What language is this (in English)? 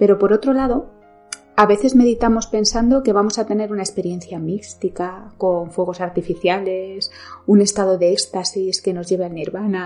Spanish